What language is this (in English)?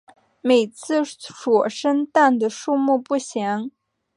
Chinese